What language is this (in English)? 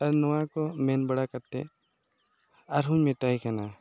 Santali